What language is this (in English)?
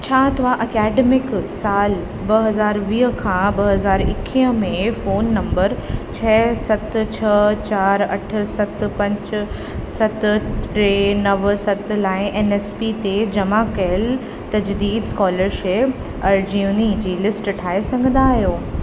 Sindhi